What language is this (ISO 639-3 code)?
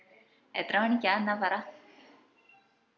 mal